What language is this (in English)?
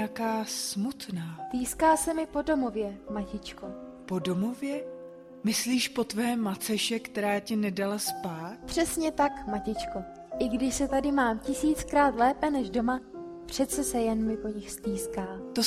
Czech